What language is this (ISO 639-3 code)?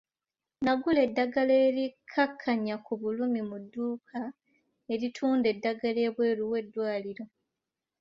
lug